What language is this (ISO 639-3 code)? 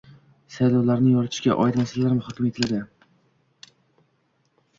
uzb